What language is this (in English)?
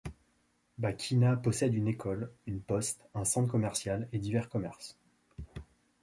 French